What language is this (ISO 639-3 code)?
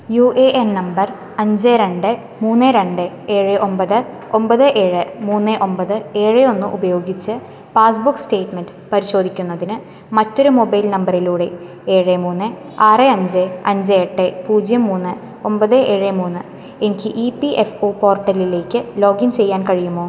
mal